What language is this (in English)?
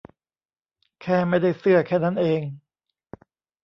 Thai